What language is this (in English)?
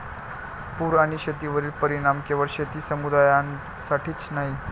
Marathi